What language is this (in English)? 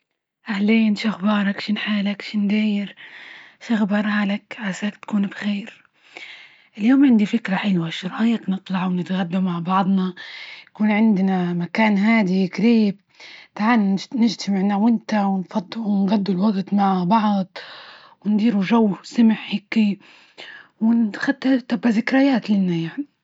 Libyan Arabic